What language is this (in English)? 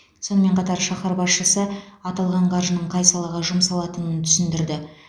Kazakh